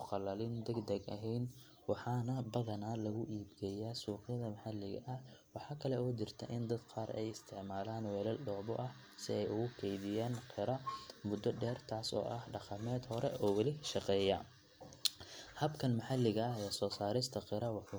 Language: Somali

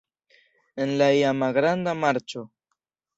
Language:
Esperanto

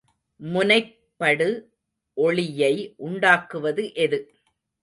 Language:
Tamil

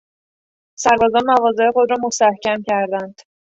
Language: Persian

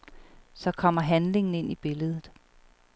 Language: Danish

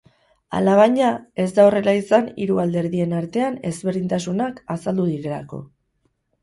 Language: Basque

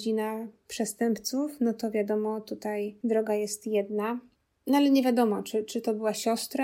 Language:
Polish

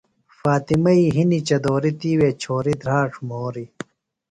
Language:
Phalura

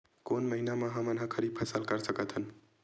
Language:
Chhattisgarhi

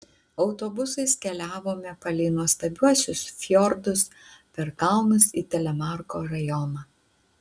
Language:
Lithuanian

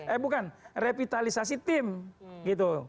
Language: Indonesian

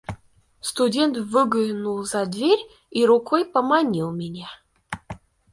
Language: Russian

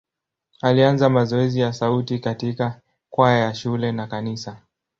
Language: Swahili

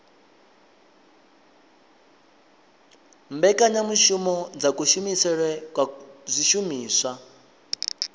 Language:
Venda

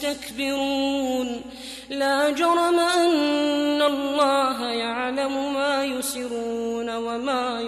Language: Arabic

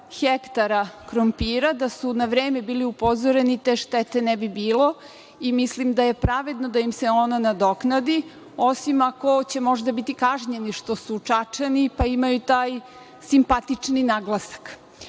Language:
Serbian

